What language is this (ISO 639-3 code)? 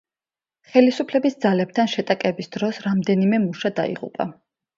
kat